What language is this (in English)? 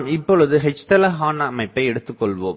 Tamil